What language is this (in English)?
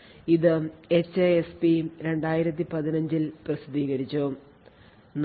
Malayalam